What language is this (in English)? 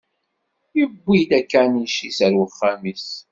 Kabyle